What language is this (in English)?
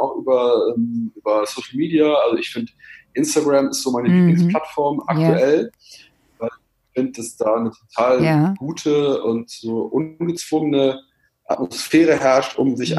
German